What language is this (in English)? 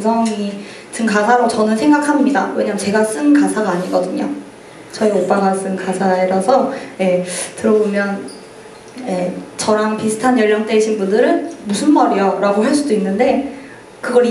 Korean